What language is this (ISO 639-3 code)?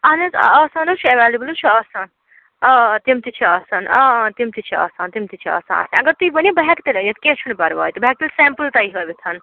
kas